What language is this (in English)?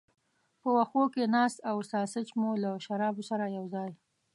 Pashto